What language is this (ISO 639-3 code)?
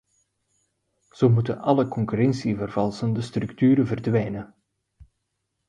nld